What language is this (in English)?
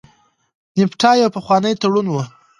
Pashto